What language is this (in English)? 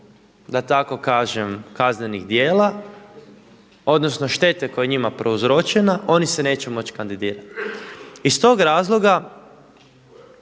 Croatian